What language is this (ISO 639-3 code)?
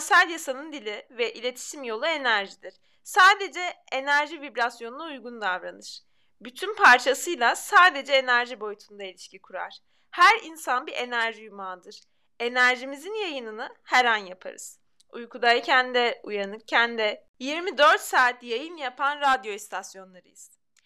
tur